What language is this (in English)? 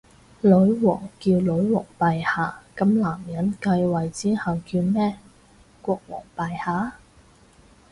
Cantonese